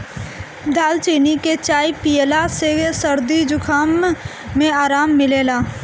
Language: Bhojpuri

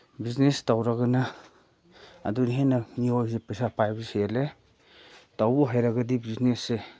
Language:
Manipuri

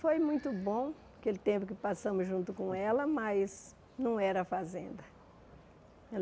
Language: Portuguese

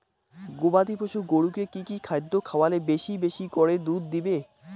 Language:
Bangla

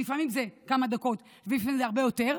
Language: Hebrew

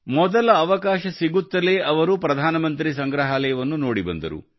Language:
Kannada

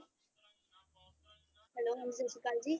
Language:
Punjabi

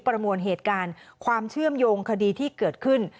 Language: Thai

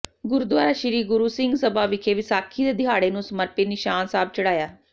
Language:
Punjabi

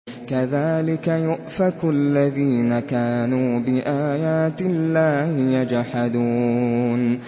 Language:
Arabic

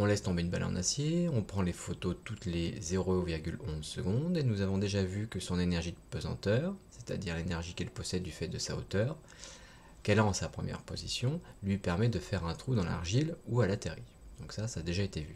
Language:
French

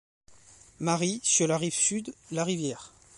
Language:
French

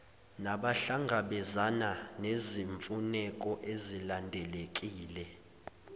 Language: Zulu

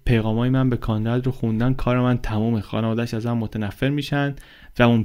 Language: Persian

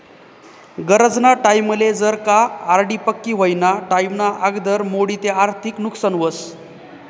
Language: Marathi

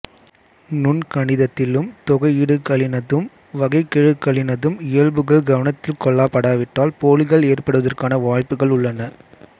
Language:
Tamil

